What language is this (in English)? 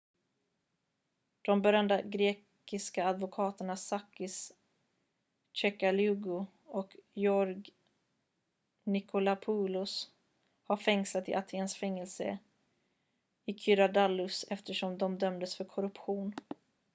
Swedish